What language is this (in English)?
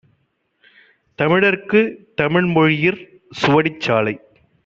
Tamil